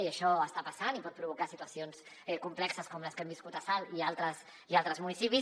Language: Catalan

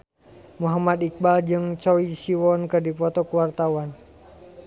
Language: Sundanese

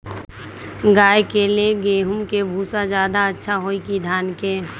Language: Magahi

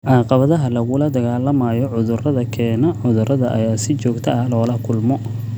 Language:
Somali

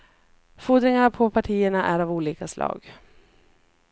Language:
Swedish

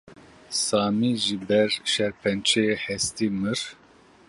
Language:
Kurdish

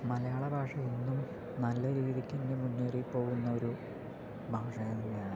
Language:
Malayalam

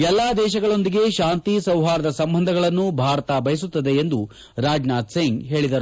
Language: Kannada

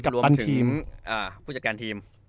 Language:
Thai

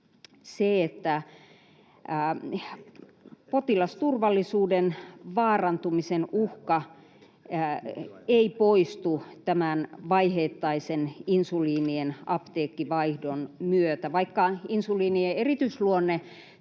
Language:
Finnish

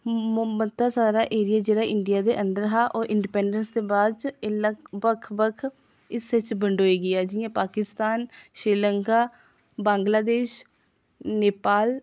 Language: Dogri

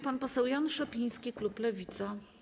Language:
Polish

